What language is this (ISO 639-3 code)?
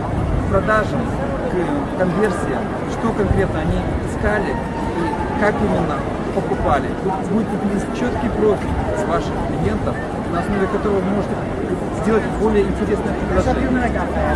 rus